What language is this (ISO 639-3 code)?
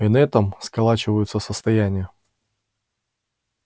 rus